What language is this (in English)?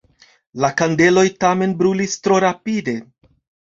Esperanto